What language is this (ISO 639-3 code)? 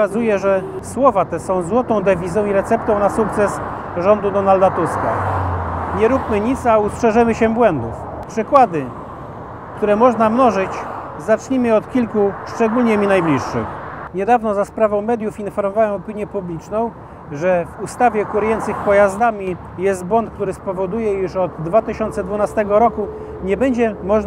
pol